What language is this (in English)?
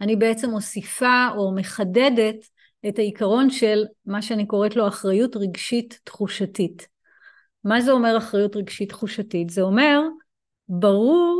Hebrew